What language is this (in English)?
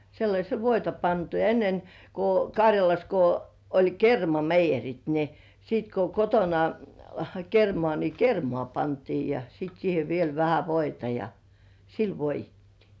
Finnish